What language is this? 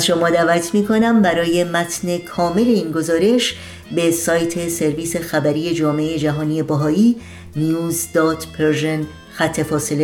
Persian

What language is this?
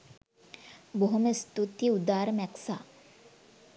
Sinhala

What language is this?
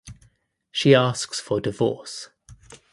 English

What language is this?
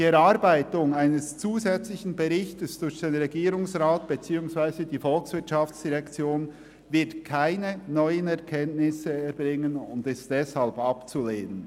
Swiss German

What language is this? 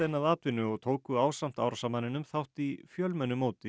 Icelandic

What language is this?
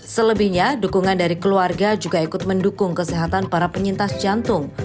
Indonesian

